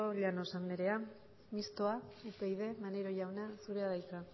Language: Basque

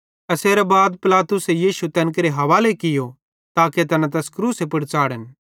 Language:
Bhadrawahi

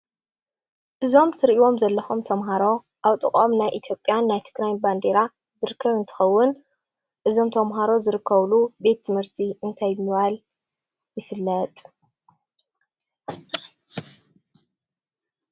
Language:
Tigrinya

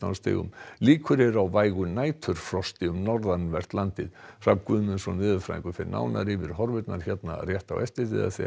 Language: Icelandic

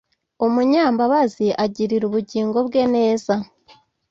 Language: Kinyarwanda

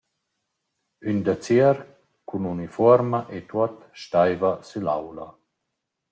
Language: Romansh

